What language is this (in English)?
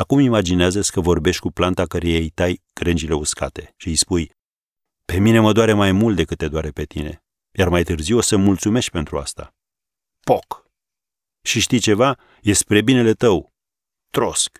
Romanian